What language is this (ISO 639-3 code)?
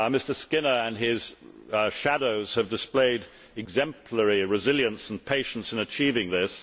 eng